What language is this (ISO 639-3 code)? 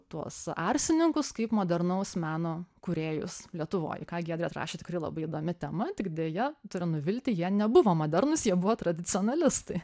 lit